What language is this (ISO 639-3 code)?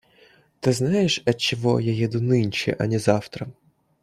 rus